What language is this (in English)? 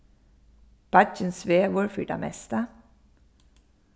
Faroese